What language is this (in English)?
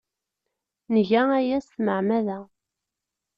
Kabyle